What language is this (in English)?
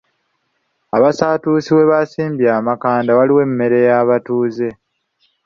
Ganda